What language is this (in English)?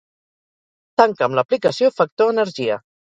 Catalan